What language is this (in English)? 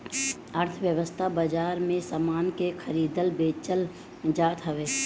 Bhojpuri